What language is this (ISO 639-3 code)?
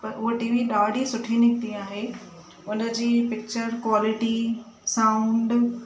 snd